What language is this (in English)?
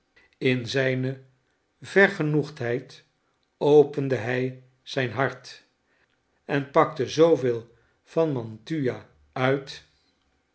Dutch